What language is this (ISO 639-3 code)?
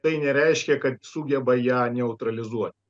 lit